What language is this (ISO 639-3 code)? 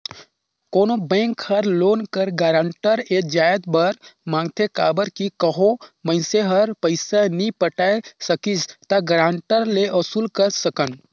hne